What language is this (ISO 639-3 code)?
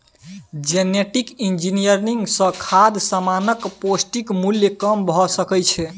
mai